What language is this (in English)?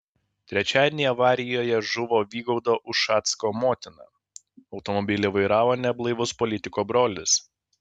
Lithuanian